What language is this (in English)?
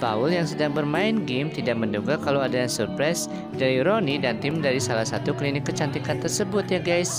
Indonesian